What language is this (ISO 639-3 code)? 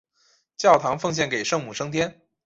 zho